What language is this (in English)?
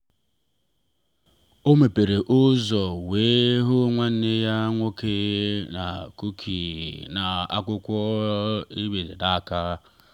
Igbo